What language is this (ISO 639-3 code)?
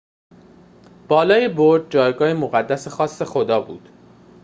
fas